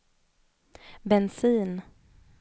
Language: Swedish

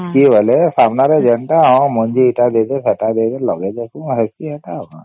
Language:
Odia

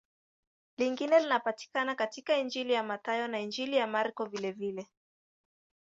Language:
Swahili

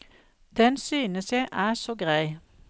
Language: Norwegian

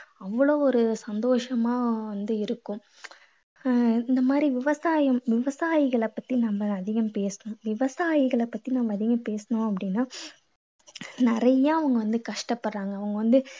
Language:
Tamil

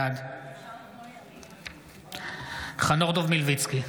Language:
Hebrew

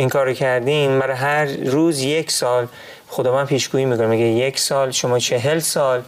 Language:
Persian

